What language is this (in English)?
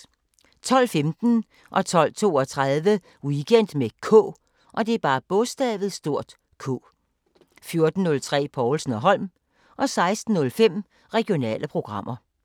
Danish